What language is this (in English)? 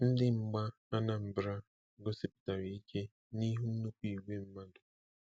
Igbo